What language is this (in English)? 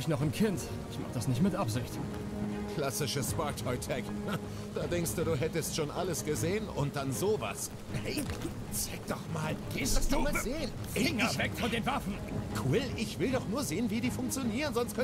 German